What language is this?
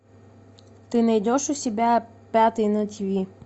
Russian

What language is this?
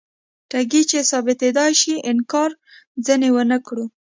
Pashto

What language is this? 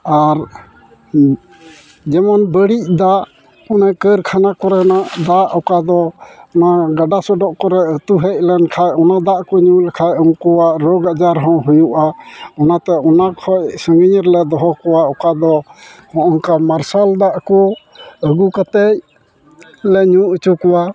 Santali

